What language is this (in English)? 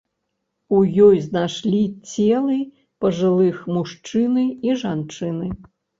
Belarusian